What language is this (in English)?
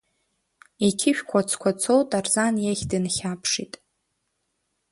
Abkhazian